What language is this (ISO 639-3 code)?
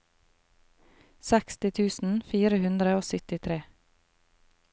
nor